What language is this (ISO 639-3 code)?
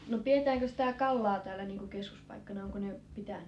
fin